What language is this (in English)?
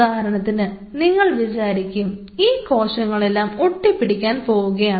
Malayalam